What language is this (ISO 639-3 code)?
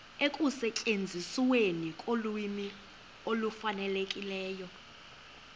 xho